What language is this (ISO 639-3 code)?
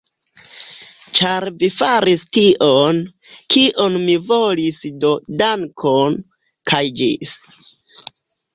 epo